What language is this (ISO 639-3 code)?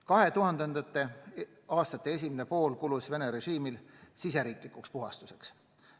est